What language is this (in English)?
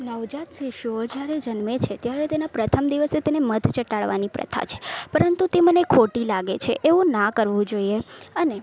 Gujarati